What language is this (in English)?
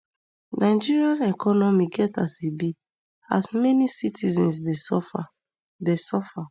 Nigerian Pidgin